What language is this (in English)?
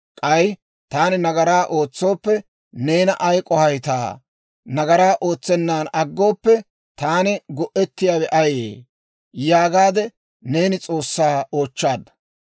Dawro